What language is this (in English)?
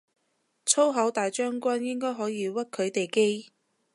Cantonese